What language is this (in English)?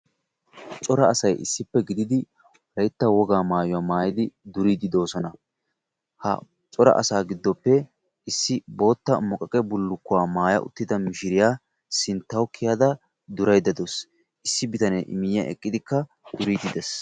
Wolaytta